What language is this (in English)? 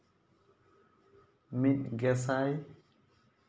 Santali